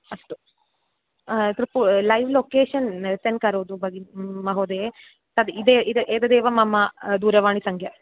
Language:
Sanskrit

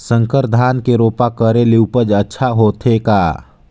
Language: Chhattisgarhi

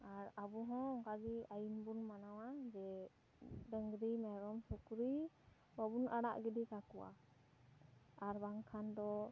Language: Santali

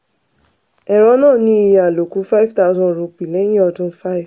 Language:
Yoruba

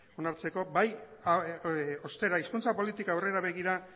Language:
Basque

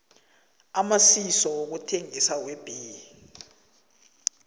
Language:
South Ndebele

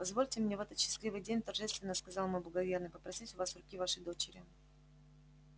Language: Russian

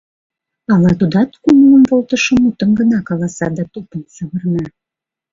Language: Mari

